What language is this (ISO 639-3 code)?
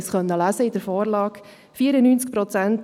gsw